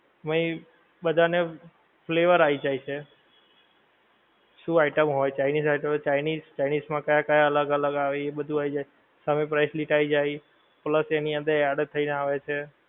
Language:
Gujarati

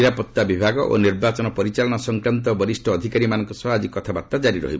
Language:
Odia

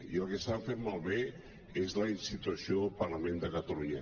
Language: Catalan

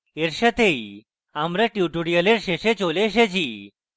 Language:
Bangla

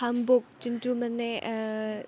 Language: Assamese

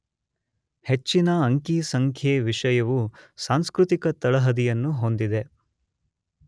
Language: Kannada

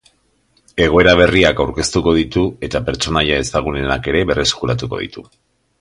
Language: Basque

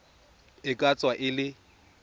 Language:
Tswana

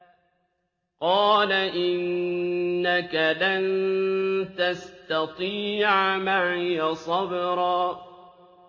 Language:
Arabic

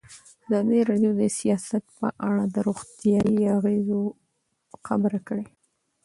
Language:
Pashto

